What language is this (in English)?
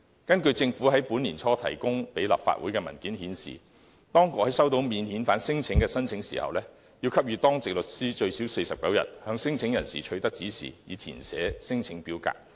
Cantonese